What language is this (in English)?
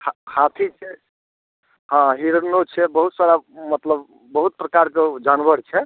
Maithili